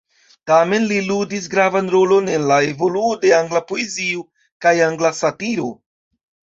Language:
Esperanto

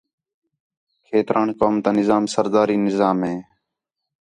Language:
Khetrani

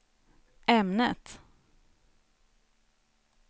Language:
Swedish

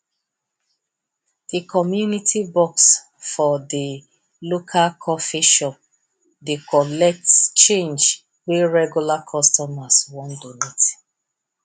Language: Nigerian Pidgin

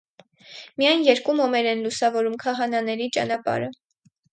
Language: Armenian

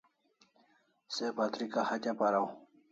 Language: Kalasha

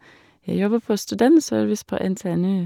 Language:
Norwegian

